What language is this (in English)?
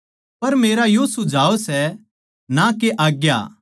Haryanvi